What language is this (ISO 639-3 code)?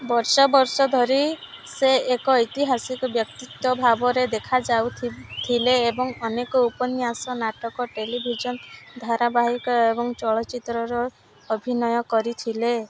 ori